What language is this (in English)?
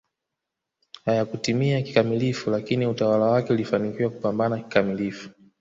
Swahili